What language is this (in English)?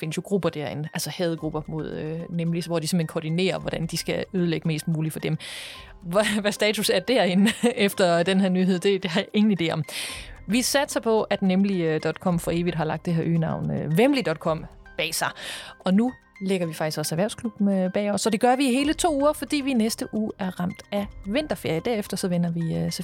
Danish